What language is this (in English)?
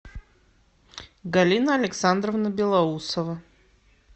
Russian